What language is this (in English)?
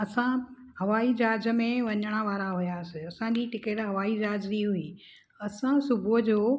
Sindhi